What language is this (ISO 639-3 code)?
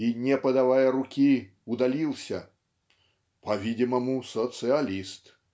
rus